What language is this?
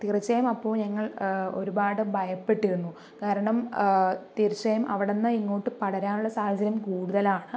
Malayalam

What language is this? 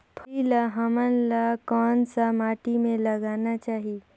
Chhattisgarhi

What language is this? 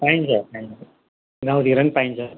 Nepali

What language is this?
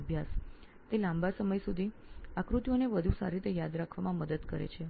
Gujarati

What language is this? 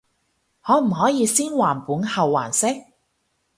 Cantonese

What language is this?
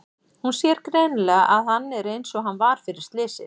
Icelandic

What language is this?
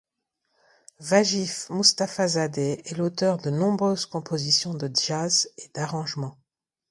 French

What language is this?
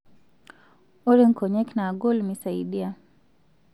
Masai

